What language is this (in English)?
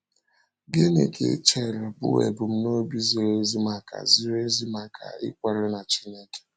Igbo